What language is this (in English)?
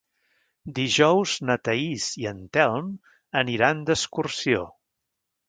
Catalan